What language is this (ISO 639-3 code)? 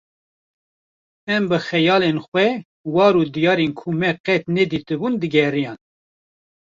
kur